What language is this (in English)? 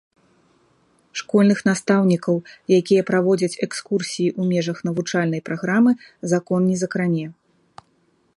Belarusian